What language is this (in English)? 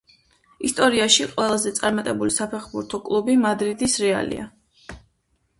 Georgian